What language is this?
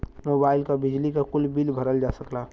Bhojpuri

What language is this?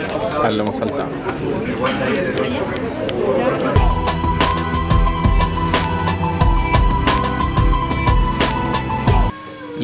Spanish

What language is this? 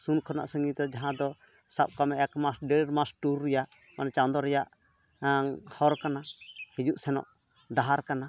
Santali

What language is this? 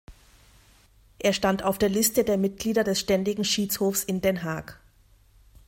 German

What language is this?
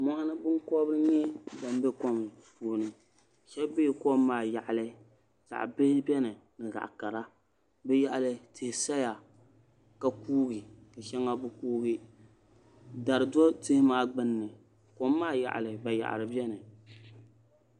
Dagbani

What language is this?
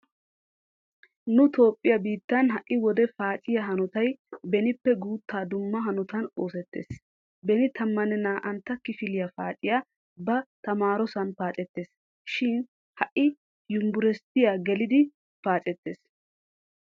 Wolaytta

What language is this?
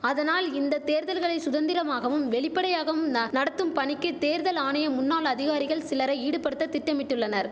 Tamil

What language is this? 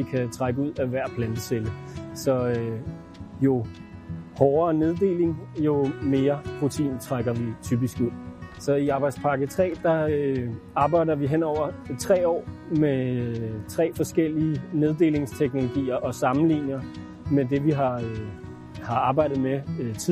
Danish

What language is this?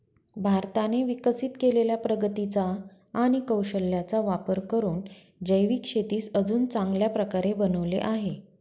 Marathi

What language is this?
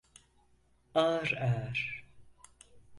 Turkish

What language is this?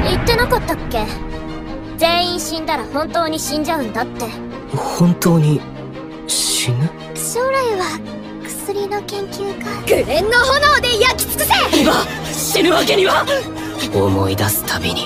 Japanese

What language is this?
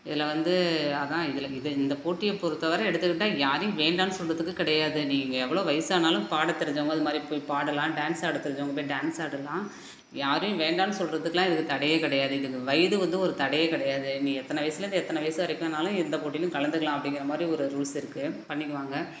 Tamil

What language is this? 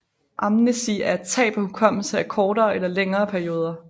Danish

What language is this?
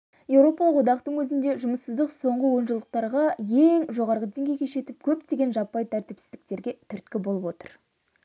Kazakh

